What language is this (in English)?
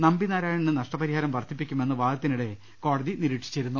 Malayalam